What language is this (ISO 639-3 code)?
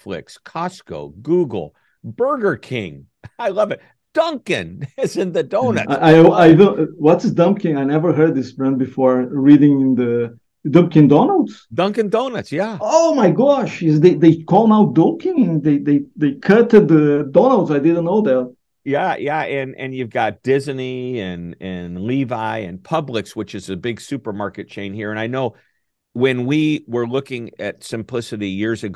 eng